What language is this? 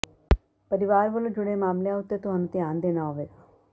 Punjabi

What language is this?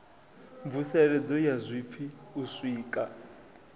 Venda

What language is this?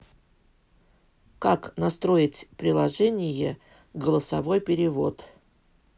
Russian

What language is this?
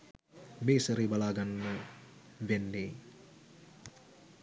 Sinhala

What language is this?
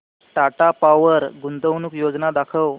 Marathi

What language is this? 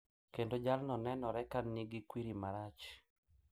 Luo (Kenya and Tanzania)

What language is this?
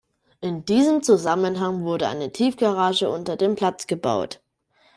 German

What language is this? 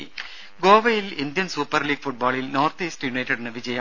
Malayalam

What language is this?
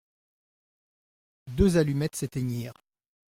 French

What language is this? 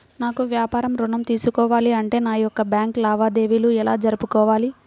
Telugu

